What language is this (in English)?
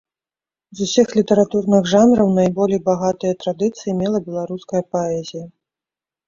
Belarusian